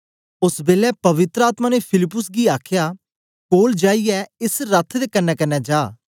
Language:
Dogri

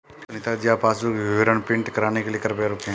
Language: Hindi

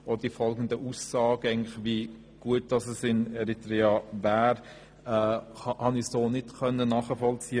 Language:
Swiss German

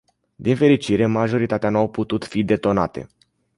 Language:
Romanian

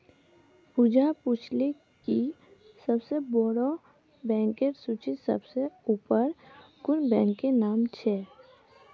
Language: Magahi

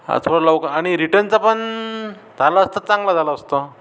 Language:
Marathi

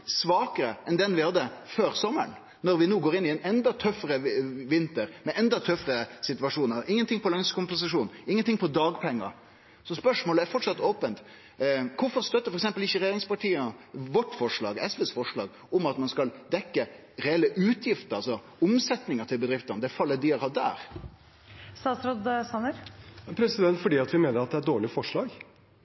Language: Norwegian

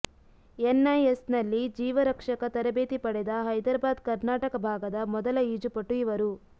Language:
Kannada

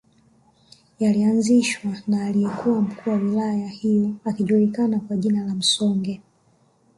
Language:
Swahili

